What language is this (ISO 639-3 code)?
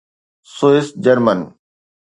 snd